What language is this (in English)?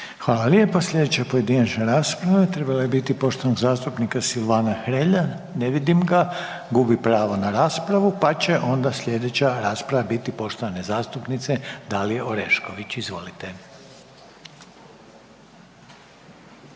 Croatian